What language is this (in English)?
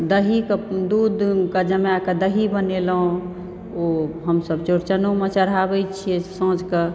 Maithili